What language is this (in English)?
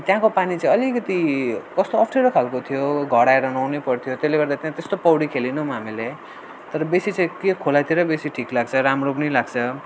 Nepali